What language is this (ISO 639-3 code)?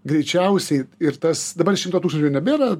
lit